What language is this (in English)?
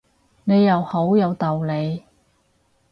Cantonese